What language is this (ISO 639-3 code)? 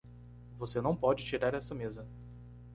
por